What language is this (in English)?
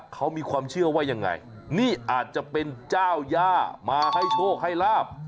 Thai